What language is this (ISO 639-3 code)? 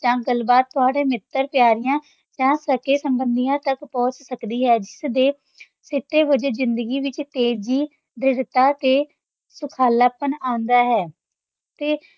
pan